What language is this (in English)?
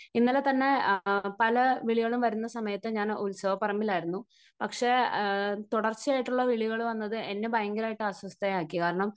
Malayalam